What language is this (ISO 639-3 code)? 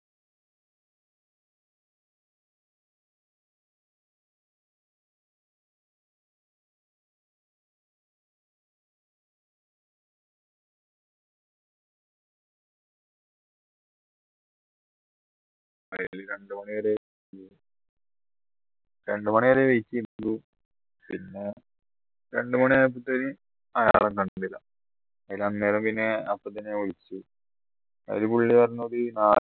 mal